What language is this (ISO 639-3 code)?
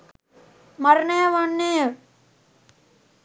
sin